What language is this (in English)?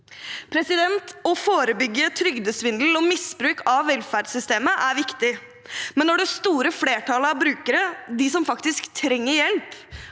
Norwegian